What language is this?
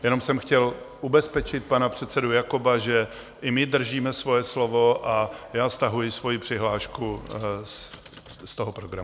Czech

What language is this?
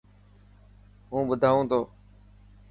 Dhatki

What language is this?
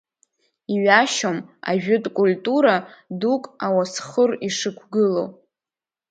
Abkhazian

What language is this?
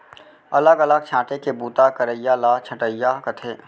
Chhattisgarhi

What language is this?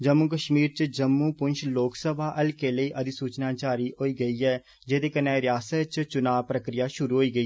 Dogri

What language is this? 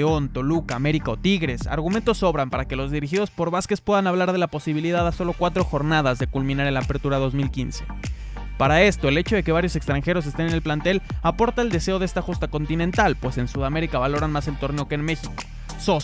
Spanish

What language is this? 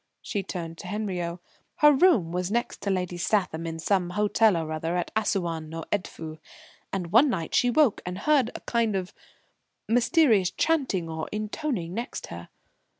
English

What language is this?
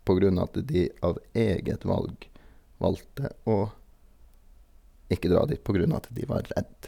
Norwegian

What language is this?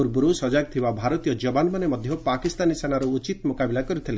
Odia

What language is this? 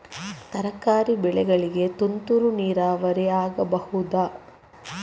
Kannada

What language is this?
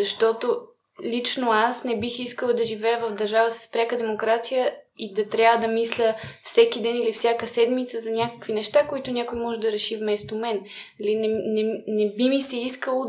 Bulgarian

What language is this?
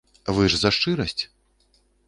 Belarusian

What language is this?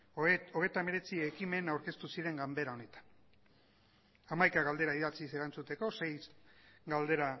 Basque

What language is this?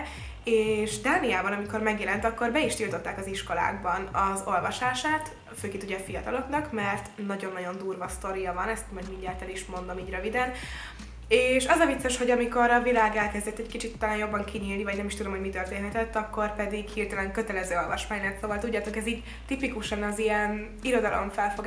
Hungarian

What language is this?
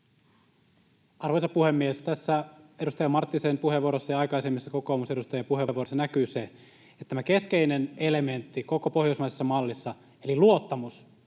Finnish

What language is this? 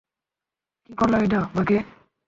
Bangla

